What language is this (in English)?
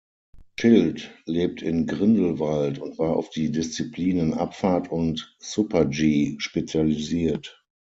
German